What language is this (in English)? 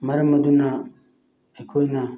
Manipuri